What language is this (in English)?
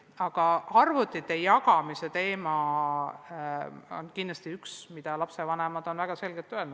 Estonian